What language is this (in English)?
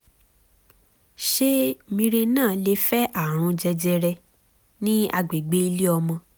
Yoruba